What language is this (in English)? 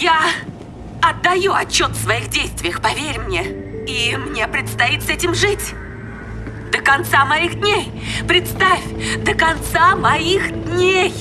Russian